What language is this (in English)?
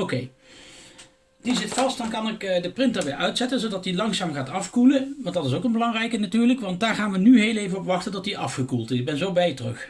Dutch